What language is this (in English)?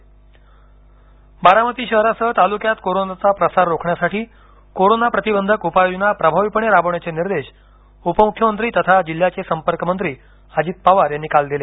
Marathi